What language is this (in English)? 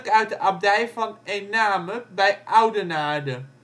Dutch